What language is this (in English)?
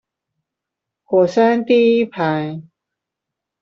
Chinese